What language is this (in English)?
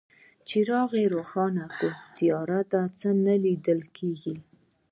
Pashto